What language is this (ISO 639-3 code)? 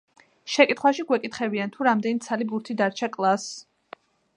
kat